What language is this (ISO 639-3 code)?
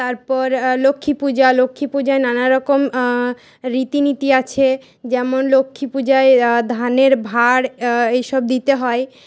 ben